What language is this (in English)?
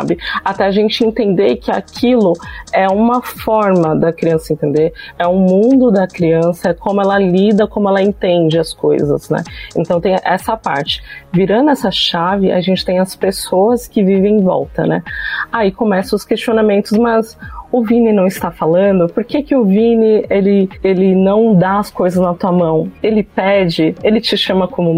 Portuguese